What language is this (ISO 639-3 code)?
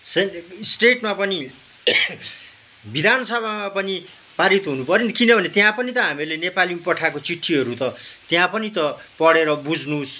nep